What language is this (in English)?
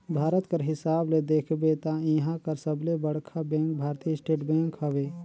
Chhattisgarhi